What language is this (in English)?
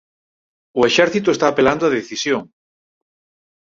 Galician